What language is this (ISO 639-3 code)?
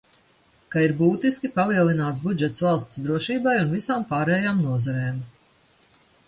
lav